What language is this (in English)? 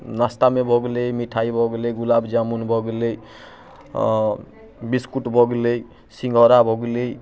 Maithili